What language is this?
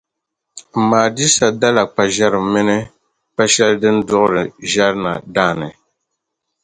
Dagbani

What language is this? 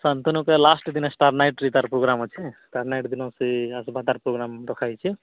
Odia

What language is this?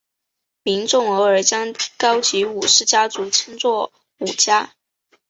Chinese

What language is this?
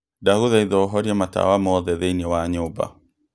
Kikuyu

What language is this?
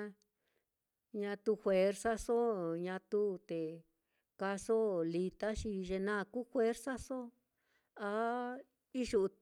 Mitlatongo Mixtec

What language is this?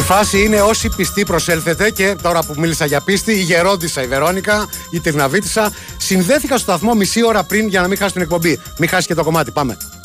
Greek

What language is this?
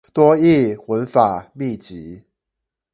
Chinese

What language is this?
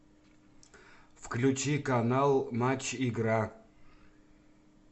Russian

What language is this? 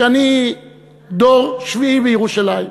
Hebrew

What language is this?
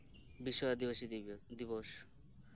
Santali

